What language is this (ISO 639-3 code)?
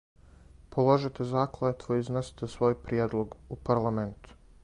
srp